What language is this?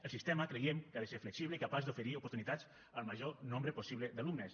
Catalan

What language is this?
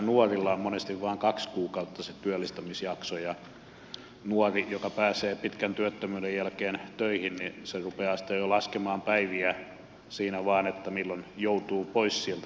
Finnish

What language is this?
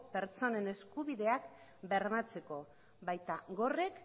Basque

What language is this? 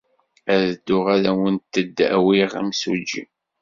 Kabyle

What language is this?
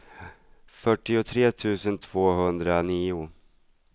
Swedish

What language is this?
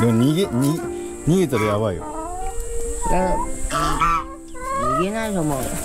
Japanese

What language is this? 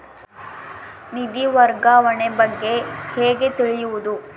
Kannada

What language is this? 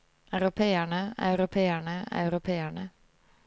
Norwegian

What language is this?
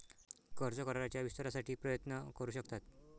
Marathi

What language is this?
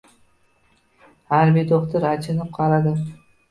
Uzbek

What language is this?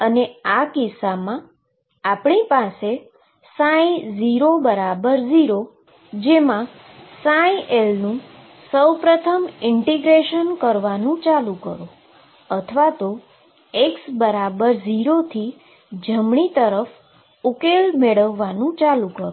Gujarati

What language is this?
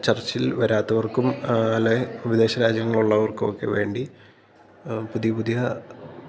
Malayalam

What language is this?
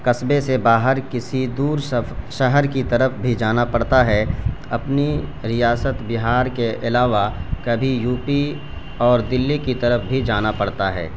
Urdu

